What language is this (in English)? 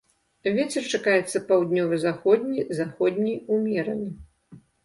Belarusian